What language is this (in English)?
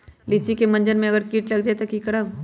Magahi